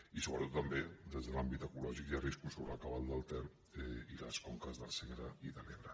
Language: Catalan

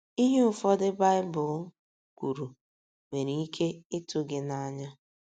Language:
Igbo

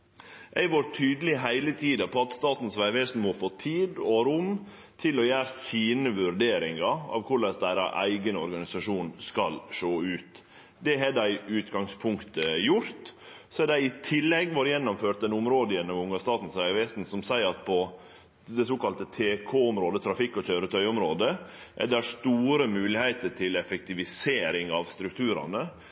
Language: Norwegian Nynorsk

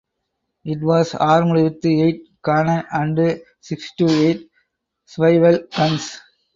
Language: English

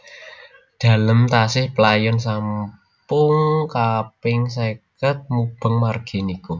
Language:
Javanese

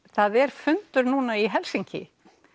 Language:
Icelandic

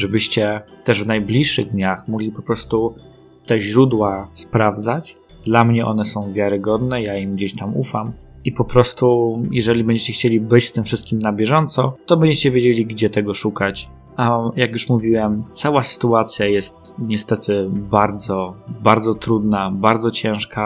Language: Polish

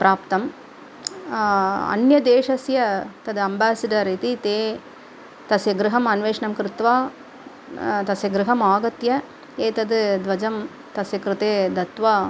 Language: Sanskrit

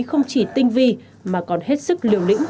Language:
Vietnamese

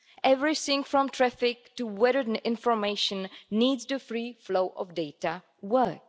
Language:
English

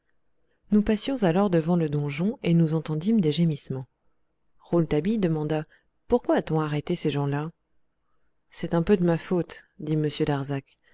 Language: French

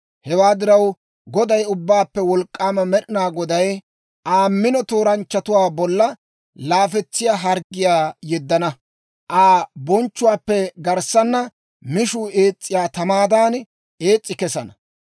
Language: Dawro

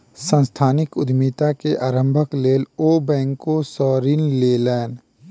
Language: Maithili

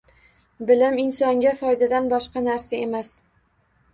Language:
Uzbek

